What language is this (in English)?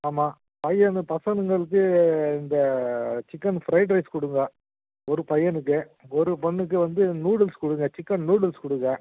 Tamil